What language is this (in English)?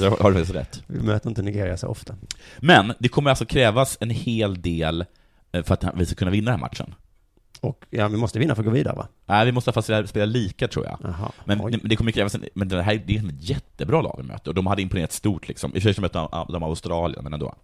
Swedish